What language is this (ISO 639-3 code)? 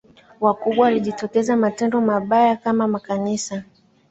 swa